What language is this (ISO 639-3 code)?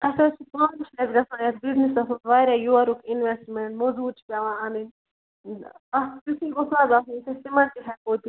kas